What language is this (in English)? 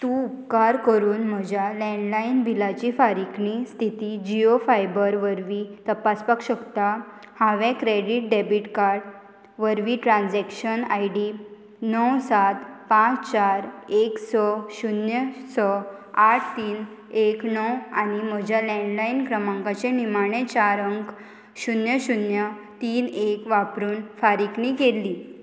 Konkani